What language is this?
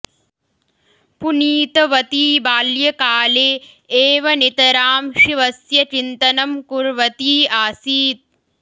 Sanskrit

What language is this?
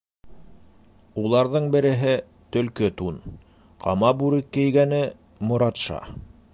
Bashkir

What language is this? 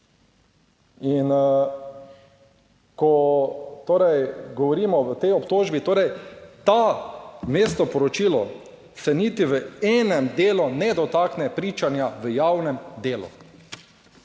Slovenian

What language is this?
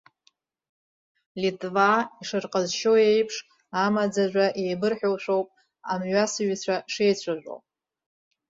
Abkhazian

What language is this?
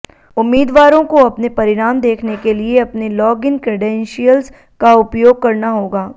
Hindi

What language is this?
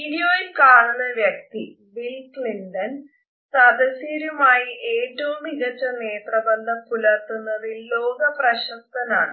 Malayalam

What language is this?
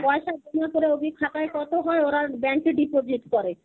Bangla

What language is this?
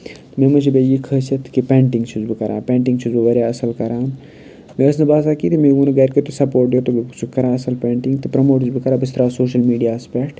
Kashmiri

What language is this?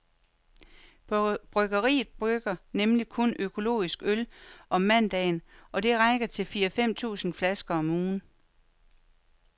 Danish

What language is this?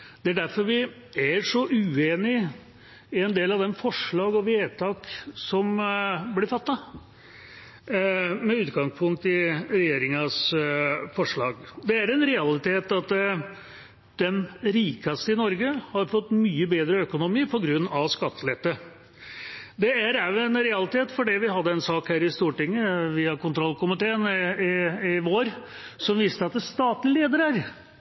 Norwegian Bokmål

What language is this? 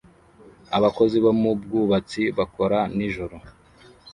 Kinyarwanda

